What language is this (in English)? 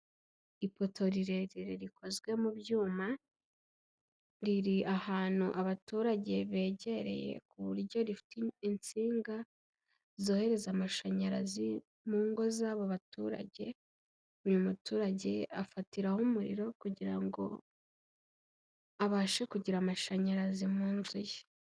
Kinyarwanda